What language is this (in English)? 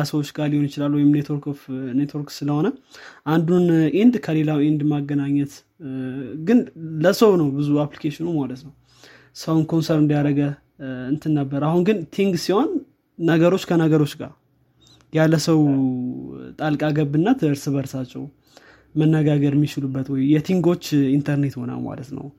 Amharic